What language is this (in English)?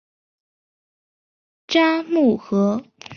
Chinese